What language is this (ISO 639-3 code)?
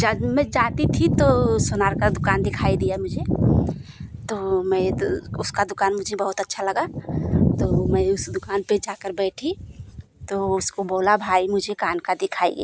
hin